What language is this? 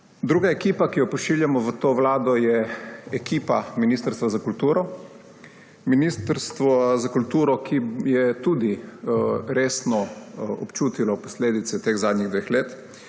Slovenian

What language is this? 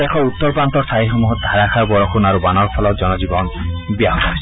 Assamese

